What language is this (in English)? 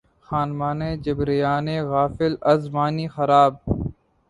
Urdu